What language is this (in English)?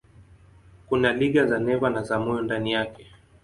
Swahili